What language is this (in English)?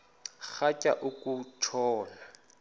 Xhosa